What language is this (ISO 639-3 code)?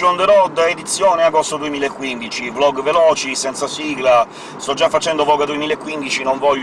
ita